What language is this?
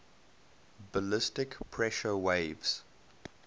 English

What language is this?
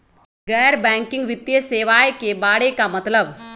Magahi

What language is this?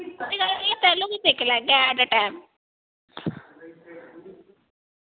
Dogri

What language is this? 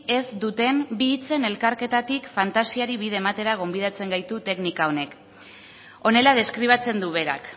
Basque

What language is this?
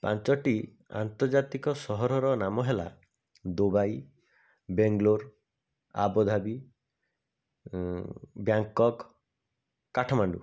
Odia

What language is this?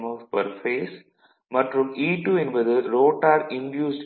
Tamil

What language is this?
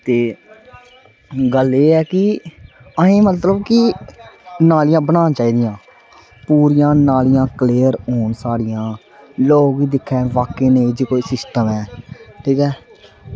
Dogri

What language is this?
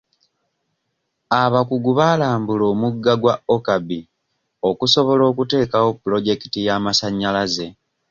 Ganda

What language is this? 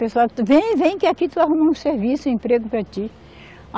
Portuguese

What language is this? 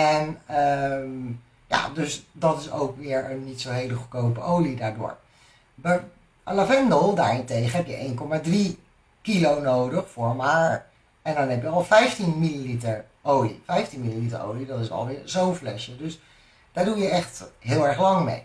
Dutch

